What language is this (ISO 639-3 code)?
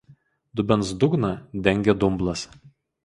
lit